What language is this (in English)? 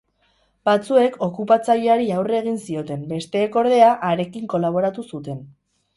Basque